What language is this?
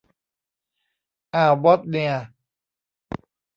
Thai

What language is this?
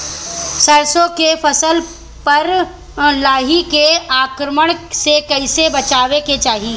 Bhojpuri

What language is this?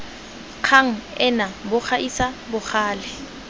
Tswana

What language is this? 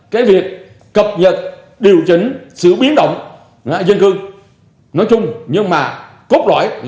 Vietnamese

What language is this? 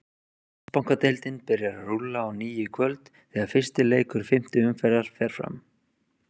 Icelandic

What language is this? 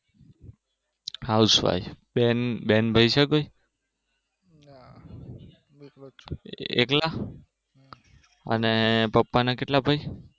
Gujarati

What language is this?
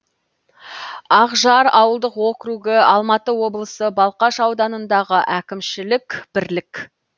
Kazakh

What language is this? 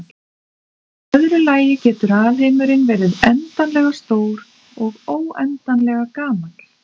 Icelandic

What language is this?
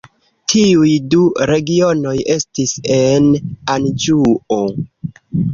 Esperanto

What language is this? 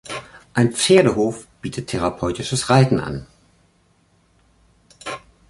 German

